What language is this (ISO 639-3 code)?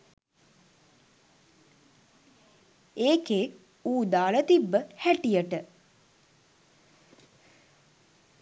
sin